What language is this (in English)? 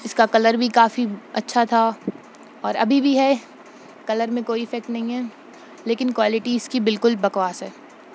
Urdu